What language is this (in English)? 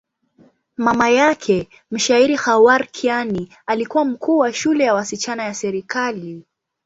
Swahili